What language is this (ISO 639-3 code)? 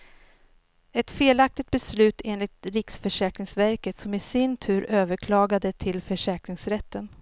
swe